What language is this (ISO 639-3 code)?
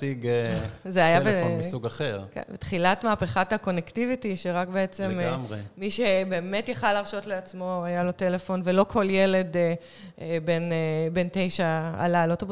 heb